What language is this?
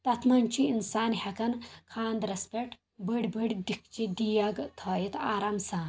Kashmiri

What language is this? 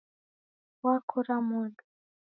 Taita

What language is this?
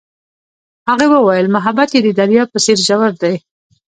Pashto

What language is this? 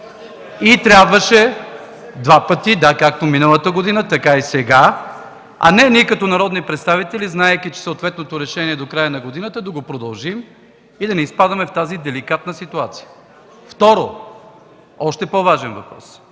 Bulgarian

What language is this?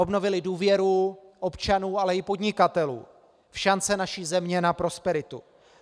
Czech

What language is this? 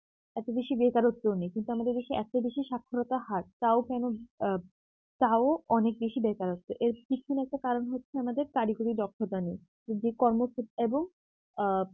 Bangla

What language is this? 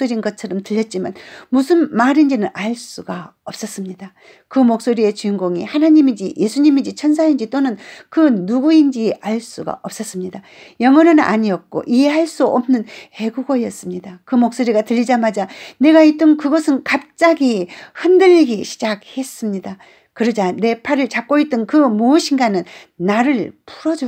Korean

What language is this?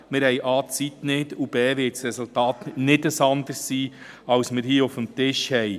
Swiss German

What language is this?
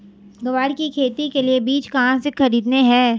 Hindi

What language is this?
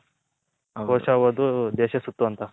Kannada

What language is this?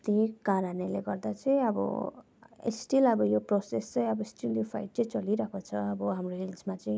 Nepali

